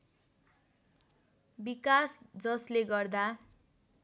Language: Nepali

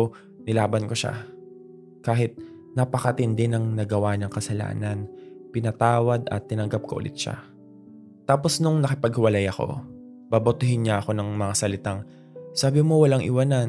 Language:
Filipino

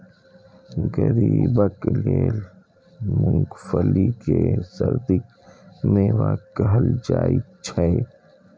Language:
Maithili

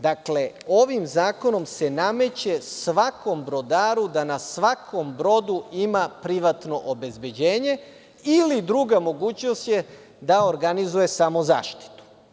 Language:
Serbian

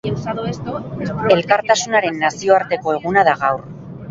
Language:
Basque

